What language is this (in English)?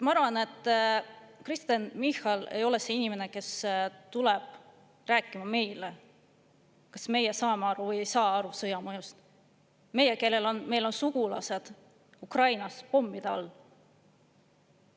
Estonian